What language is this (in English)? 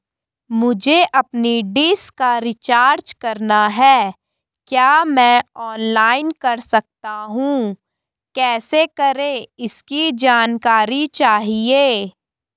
Hindi